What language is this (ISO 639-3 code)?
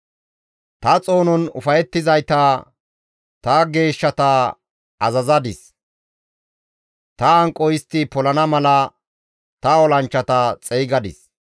gmv